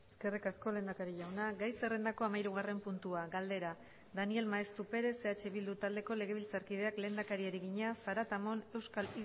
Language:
Basque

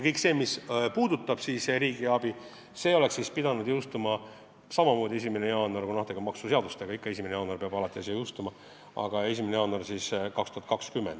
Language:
Estonian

